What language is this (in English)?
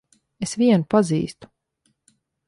Latvian